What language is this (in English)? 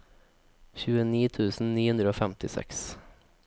Norwegian